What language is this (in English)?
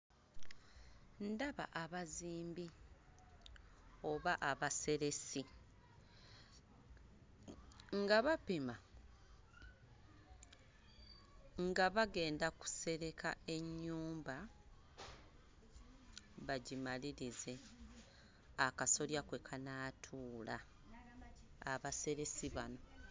Ganda